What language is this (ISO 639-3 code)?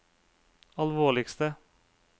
nor